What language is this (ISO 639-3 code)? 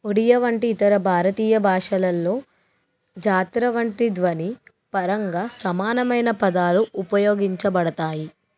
tel